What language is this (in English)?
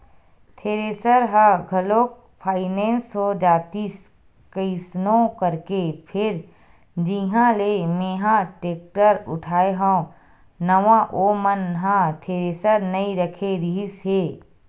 Chhattisgarhi